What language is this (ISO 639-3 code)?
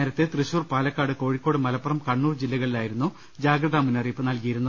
mal